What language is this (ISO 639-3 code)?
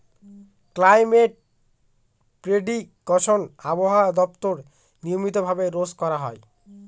ben